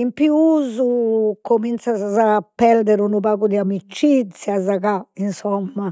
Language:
Sardinian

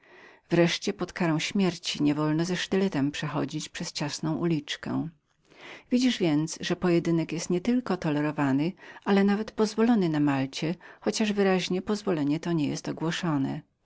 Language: Polish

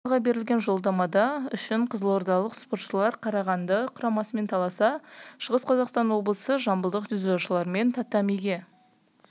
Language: Kazakh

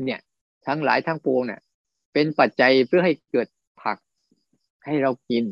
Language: Thai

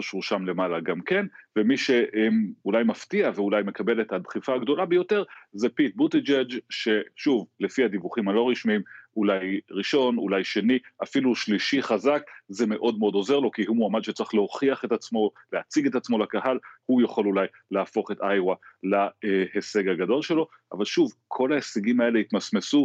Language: Hebrew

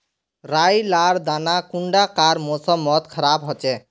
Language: Magahi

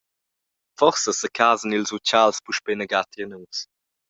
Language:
Romansh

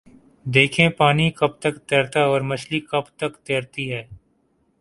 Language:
Urdu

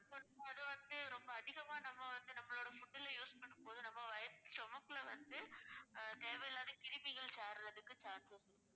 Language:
Tamil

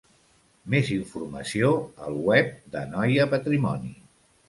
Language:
Catalan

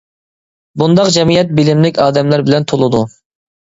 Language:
Uyghur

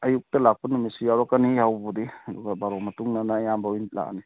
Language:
Manipuri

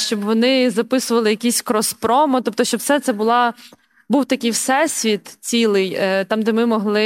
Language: Ukrainian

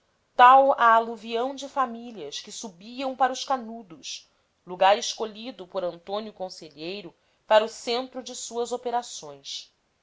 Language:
Portuguese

